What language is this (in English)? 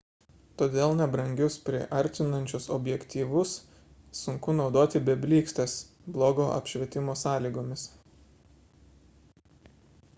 Lithuanian